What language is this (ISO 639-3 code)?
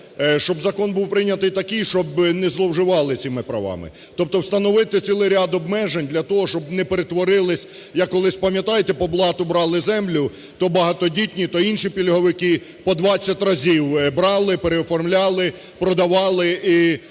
ukr